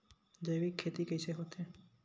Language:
Chhattisgarhi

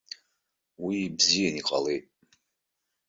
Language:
Abkhazian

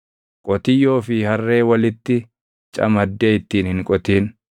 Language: Oromo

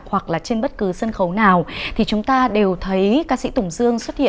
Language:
Vietnamese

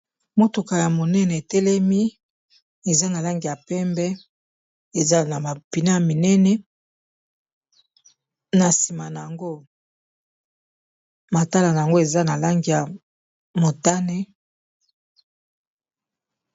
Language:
Lingala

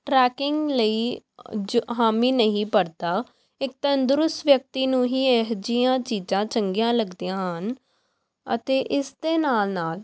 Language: Punjabi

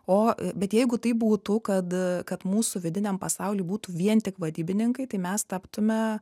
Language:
Lithuanian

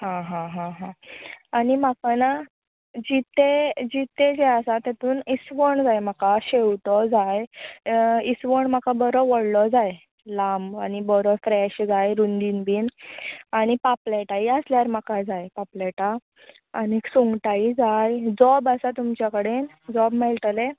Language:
Konkani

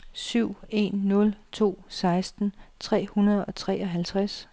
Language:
Danish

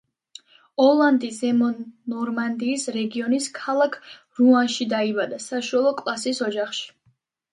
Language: Georgian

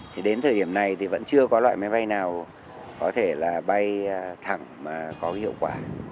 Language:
Vietnamese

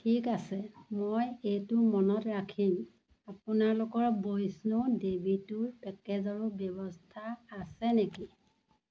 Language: Assamese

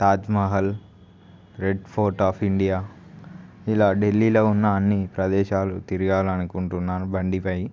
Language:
Telugu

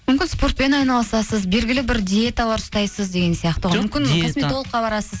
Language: Kazakh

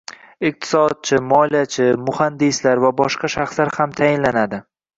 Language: Uzbek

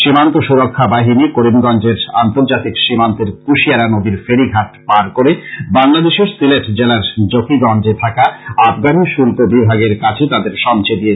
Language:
Bangla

